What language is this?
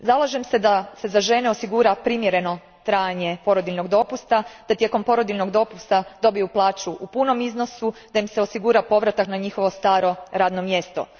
Croatian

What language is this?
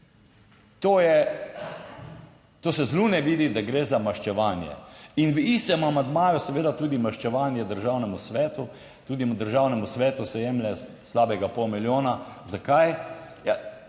Slovenian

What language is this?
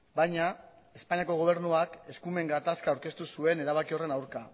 Basque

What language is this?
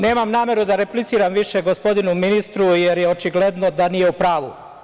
Serbian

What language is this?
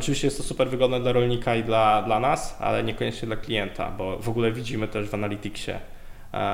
Polish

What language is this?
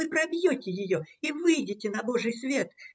Russian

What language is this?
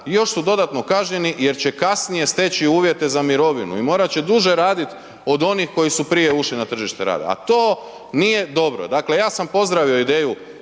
Croatian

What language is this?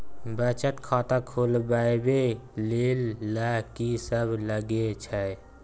Maithili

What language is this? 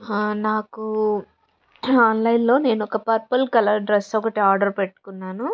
Telugu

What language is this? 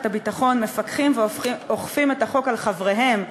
Hebrew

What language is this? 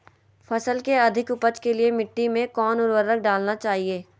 Magahi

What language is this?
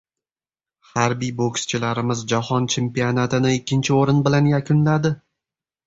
Uzbek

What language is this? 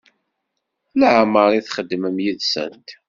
Kabyle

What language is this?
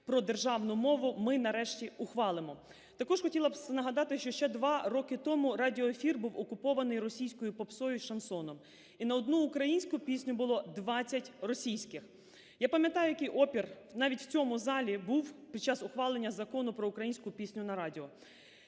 Ukrainian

